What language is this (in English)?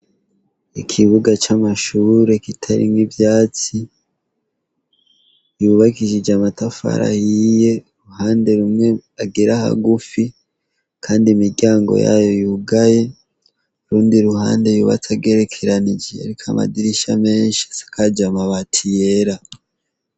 Rundi